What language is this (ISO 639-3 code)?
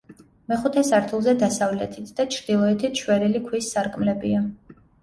kat